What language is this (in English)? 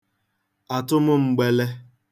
Igbo